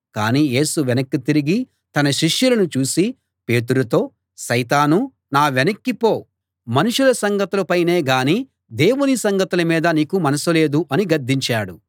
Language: Telugu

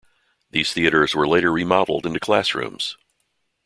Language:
English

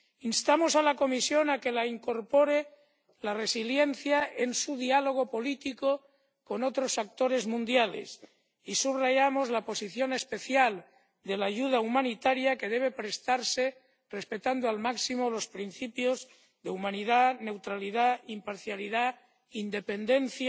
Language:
Spanish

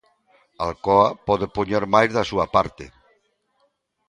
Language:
Galician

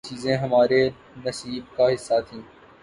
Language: Urdu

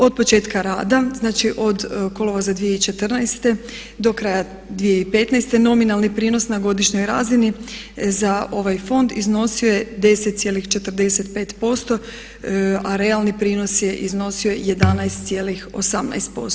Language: Croatian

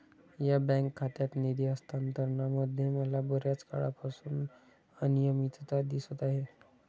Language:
Marathi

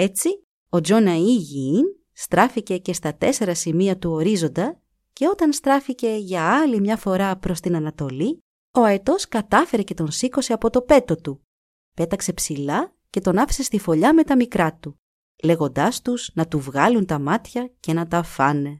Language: Greek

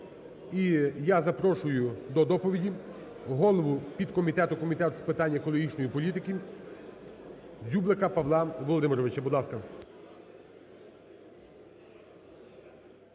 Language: Ukrainian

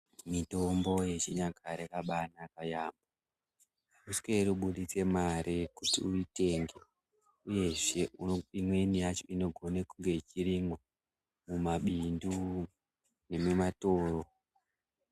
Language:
Ndau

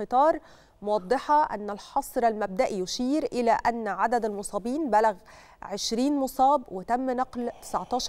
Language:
Arabic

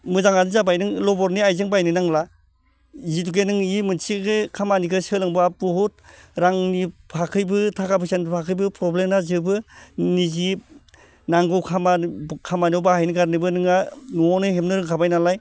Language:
Bodo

